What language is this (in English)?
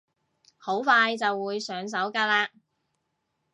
Cantonese